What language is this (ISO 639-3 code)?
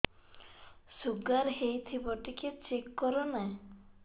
ori